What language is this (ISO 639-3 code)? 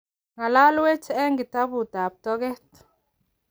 kln